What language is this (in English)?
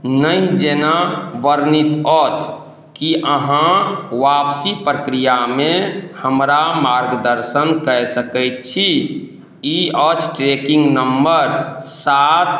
Maithili